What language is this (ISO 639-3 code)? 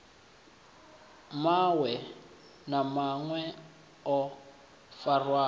ven